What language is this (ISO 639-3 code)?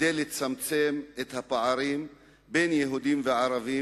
heb